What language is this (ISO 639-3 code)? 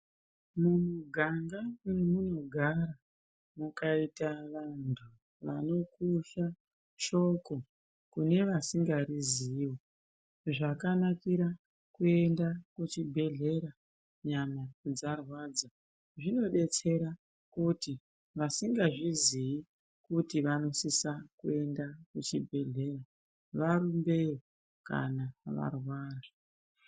ndc